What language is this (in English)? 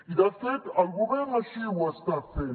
Catalan